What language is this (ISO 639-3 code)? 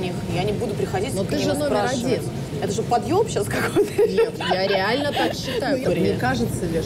rus